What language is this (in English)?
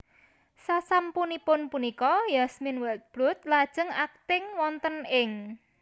Javanese